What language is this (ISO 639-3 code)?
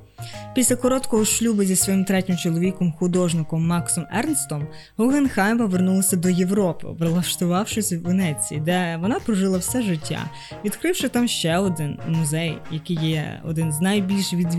ukr